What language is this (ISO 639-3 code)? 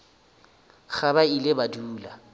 nso